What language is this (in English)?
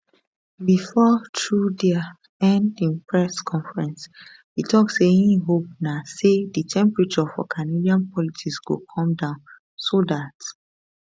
Nigerian Pidgin